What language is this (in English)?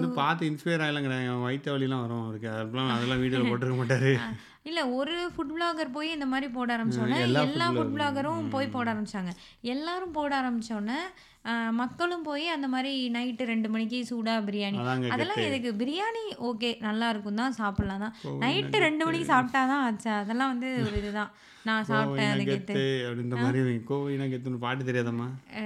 Tamil